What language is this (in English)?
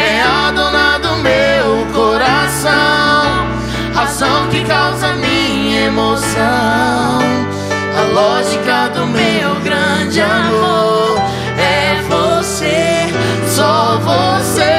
Bulgarian